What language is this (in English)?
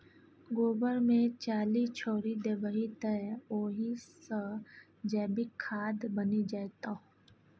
Maithili